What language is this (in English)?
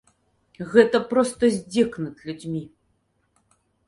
Belarusian